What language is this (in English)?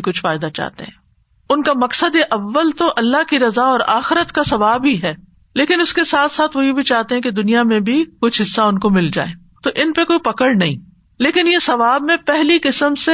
Urdu